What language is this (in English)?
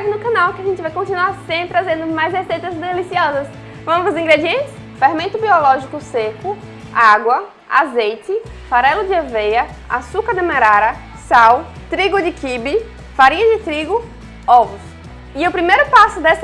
Portuguese